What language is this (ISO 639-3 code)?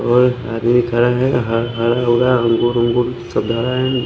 hin